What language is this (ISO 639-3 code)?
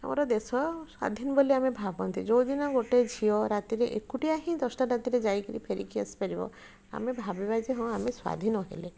ori